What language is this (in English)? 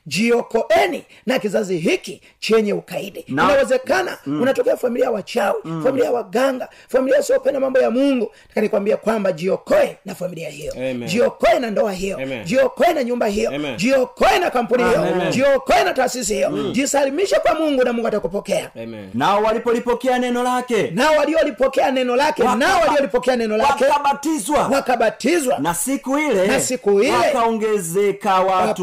Swahili